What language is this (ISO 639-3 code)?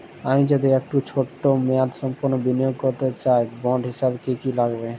ben